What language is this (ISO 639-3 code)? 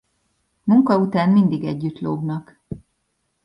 hun